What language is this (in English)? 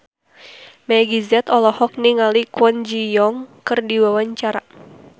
Sundanese